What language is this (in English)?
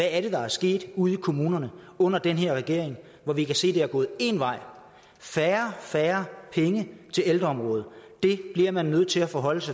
Danish